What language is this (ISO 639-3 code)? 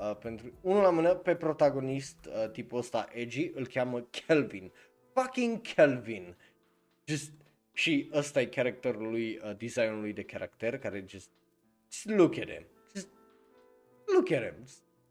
ron